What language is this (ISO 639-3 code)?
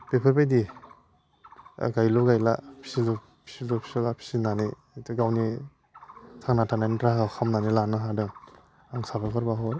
brx